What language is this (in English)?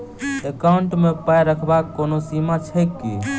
Maithili